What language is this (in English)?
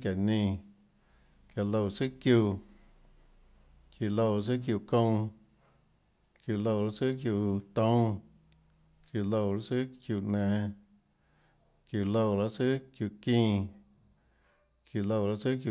Tlacoatzintepec Chinantec